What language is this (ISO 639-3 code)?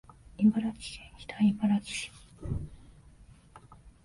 jpn